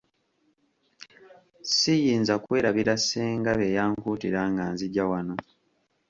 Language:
Ganda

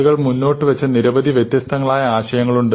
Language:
Malayalam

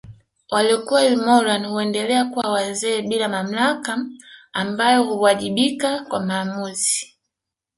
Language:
Swahili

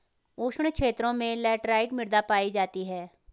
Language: Hindi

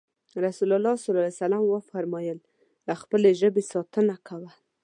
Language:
Pashto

